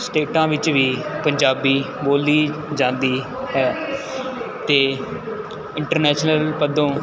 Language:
Punjabi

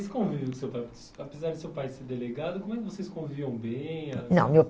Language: Portuguese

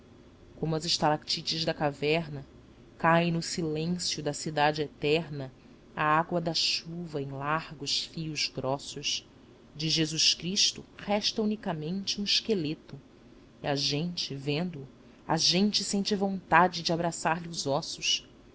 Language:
Portuguese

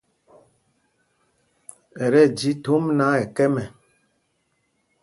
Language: Mpumpong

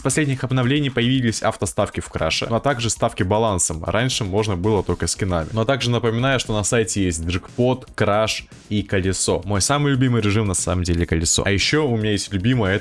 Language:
Russian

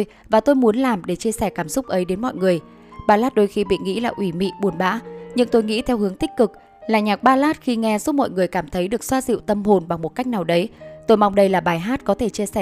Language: Vietnamese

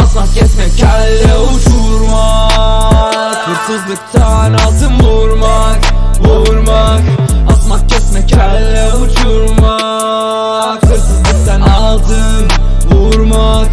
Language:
Turkish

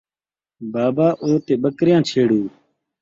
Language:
Saraiki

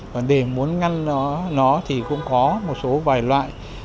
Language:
Vietnamese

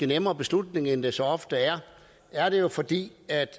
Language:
Danish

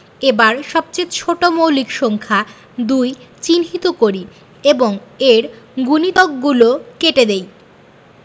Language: Bangla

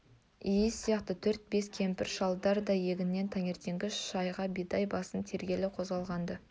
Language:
Kazakh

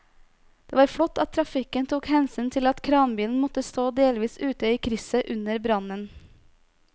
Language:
Norwegian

